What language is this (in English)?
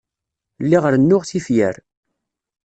Kabyle